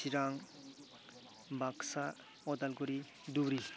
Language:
Bodo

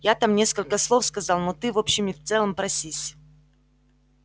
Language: Russian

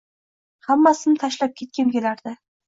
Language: Uzbek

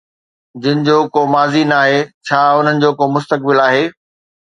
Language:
Sindhi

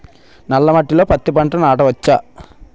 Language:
Telugu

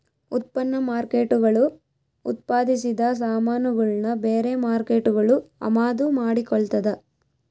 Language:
Kannada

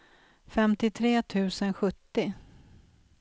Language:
Swedish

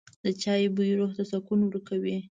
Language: Pashto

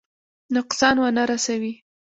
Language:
Pashto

